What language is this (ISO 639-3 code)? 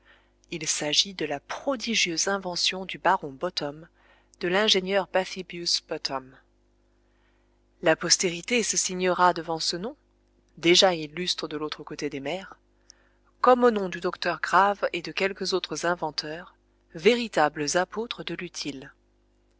fra